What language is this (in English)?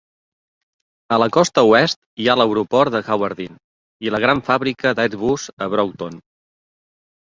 Catalan